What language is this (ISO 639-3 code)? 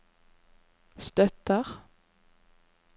nor